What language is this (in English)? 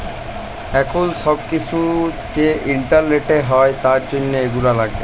Bangla